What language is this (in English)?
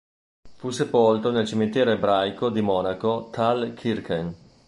Italian